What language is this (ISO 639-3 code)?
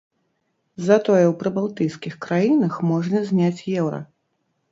bel